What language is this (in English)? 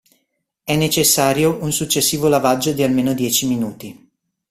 Italian